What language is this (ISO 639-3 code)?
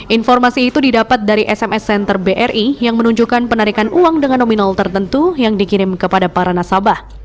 ind